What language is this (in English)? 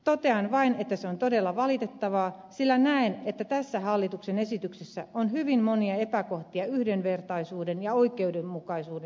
Finnish